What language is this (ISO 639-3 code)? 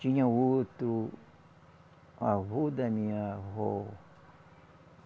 por